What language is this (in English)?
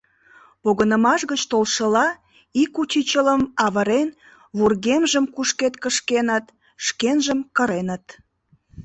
Mari